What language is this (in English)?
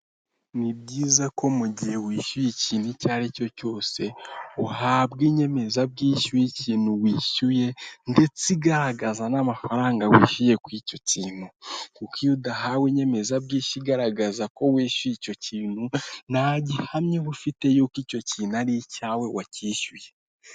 Kinyarwanda